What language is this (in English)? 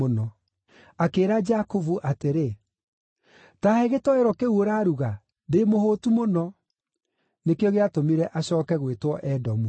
Kikuyu